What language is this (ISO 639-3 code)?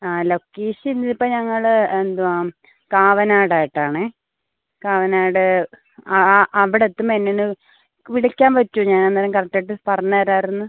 mal